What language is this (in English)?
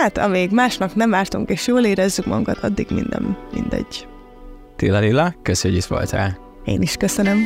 Hungarian